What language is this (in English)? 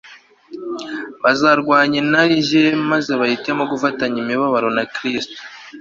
Kinyarwanda